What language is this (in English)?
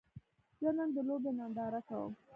Pashto